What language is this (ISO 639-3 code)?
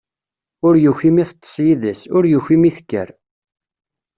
kab